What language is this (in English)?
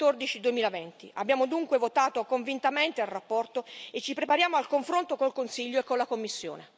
Italian